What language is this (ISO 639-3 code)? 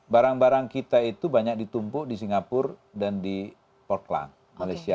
ind